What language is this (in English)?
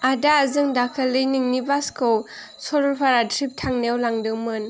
Bodo